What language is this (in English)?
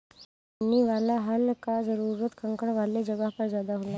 Bhojpuri